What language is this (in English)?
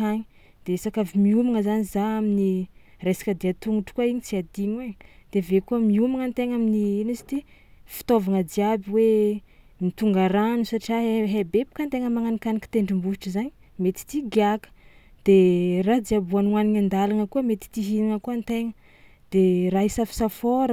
Tsimihety Malagasy